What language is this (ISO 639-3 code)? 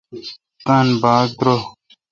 xka